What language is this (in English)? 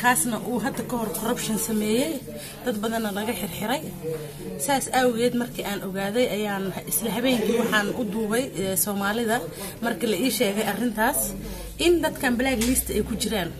Arabic